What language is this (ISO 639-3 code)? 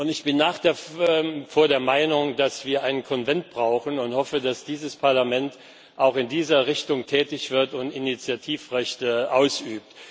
deu